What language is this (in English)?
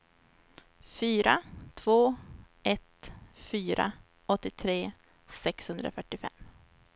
Swedish